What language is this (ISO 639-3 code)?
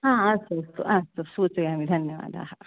san